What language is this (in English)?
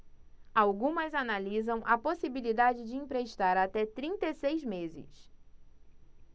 Portuguese